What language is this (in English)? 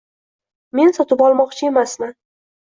Uzbek